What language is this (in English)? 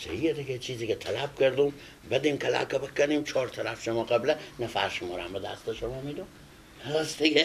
Persian